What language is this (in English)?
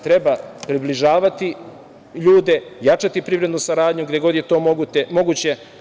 Serbian